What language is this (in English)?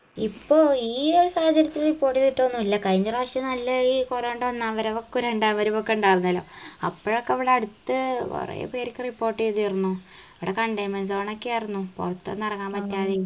Malayalam